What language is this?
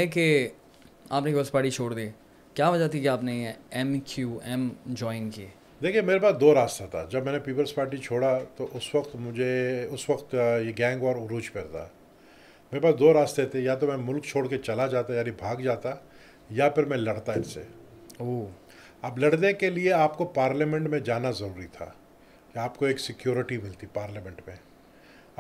Urdu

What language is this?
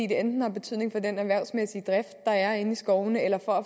Danish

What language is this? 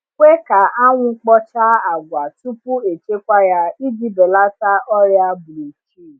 Igbo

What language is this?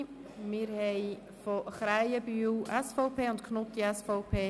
Swiss German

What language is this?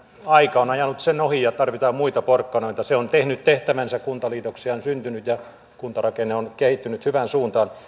Finnish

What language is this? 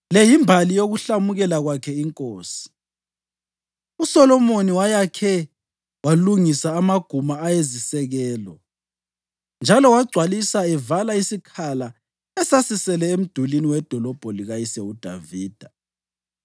North Ndebele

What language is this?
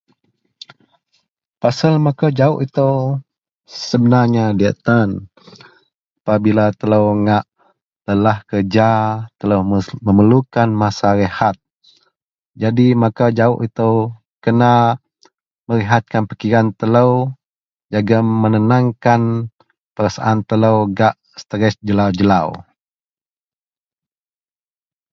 Central Melanau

